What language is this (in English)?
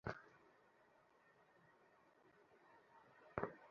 Bangla